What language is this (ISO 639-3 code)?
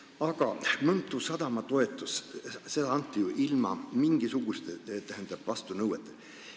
est